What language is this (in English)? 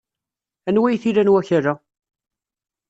Kabyle